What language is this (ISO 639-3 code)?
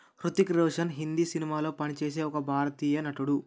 tel